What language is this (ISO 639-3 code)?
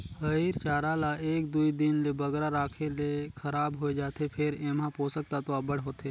hne